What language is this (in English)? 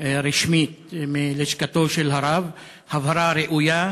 Hebrew